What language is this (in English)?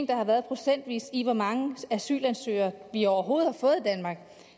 Danish